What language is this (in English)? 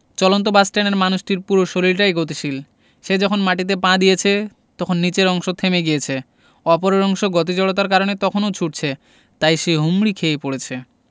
Bangla